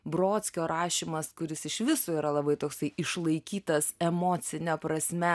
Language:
Lithuanian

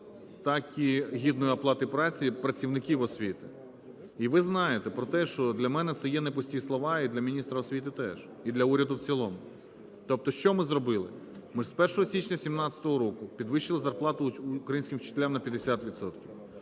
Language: Ukrainian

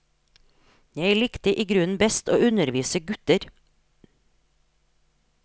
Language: Norwegian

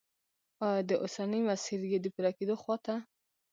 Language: Pashto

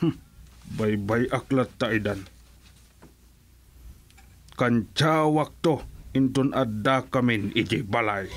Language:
Filipino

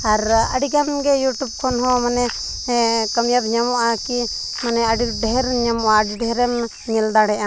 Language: Santali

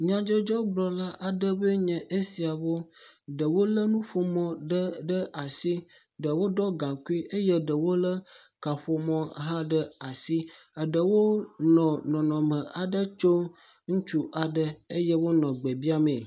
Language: Ewe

